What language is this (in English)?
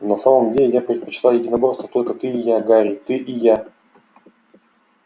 Russian